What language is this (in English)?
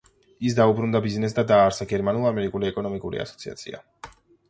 Georgian